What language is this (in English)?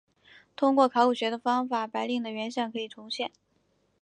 Chinese